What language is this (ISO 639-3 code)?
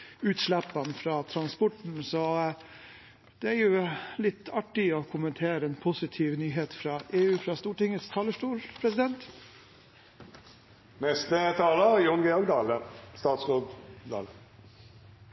nob